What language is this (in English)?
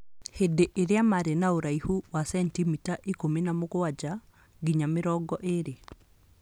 Kikuyu